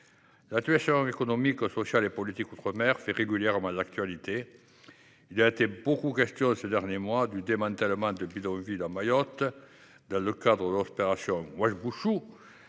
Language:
French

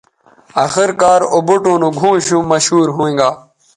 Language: Bateri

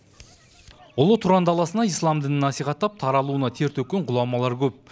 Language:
Kazakh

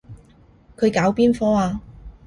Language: Cantonese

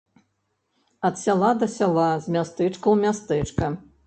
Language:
Belarusian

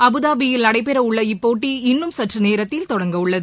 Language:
Tamil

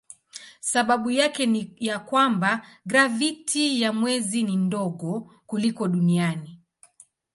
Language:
Swahili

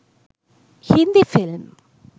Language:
Sinhala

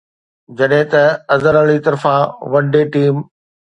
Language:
Sindhi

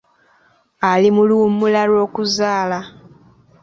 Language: Ganda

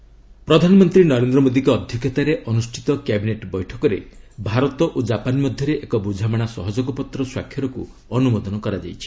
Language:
Odia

